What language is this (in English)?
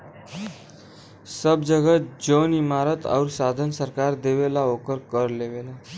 Bhojpuri